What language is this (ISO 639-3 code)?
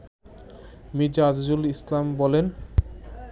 ben